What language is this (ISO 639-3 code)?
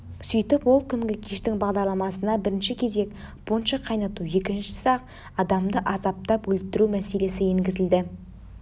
kaz